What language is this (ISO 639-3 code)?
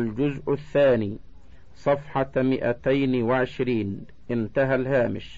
ara